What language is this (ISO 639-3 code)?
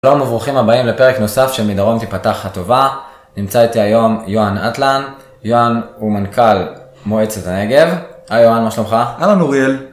heb